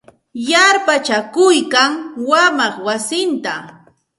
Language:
Santa Ana de Tusi Pasco Quechua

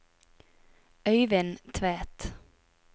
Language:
Norwegian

